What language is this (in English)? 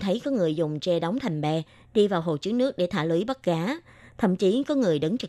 Vietnamese